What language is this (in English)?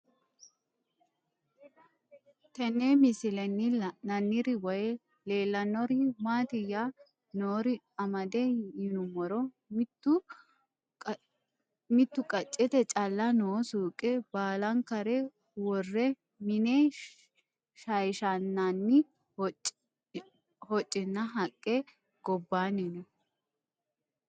Sidamo